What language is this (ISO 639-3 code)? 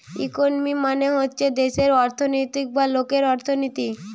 ben